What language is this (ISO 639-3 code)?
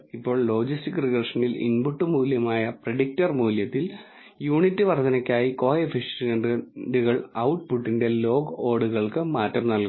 mal